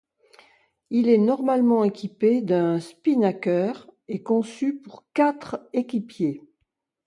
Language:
French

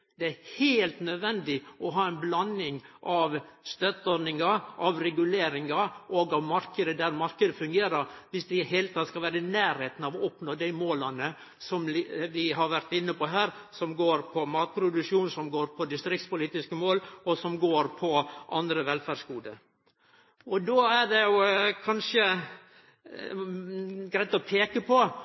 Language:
Norwegian Nynorsk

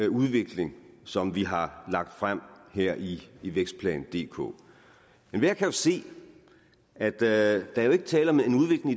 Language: Danish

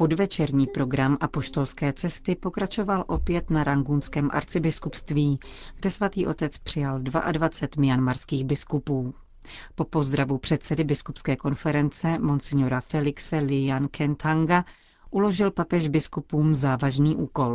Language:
Czech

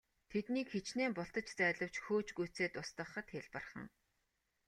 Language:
Mongolian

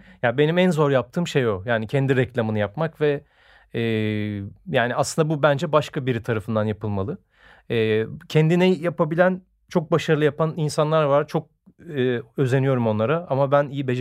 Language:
Turkish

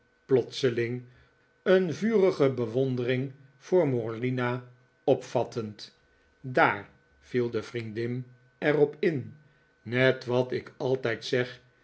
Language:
Dutch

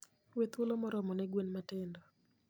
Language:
Luo (Kenya and Tanzania)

